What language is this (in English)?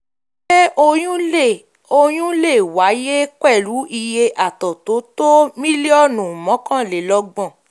Yoruba